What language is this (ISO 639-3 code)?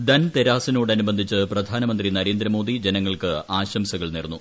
mal